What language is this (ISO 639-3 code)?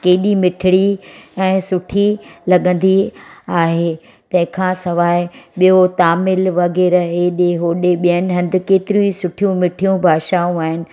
snd